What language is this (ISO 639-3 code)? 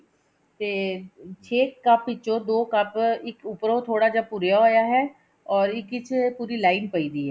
pan